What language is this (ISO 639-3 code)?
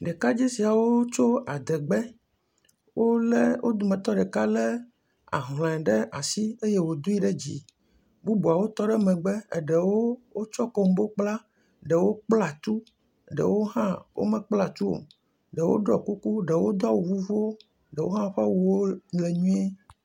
ewe